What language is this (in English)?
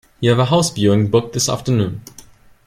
English